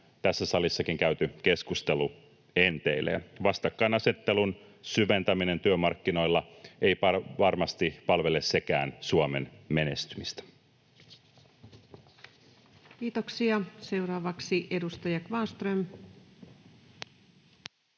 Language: Finnish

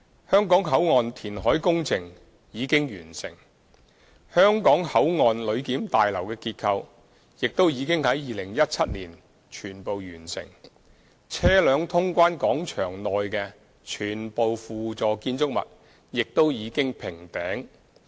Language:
Cantonese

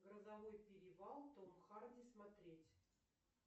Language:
Russian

